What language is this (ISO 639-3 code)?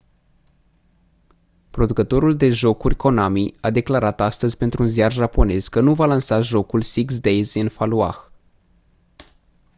ron